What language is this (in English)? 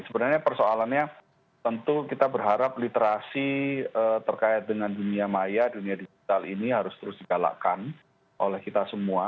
Indonesian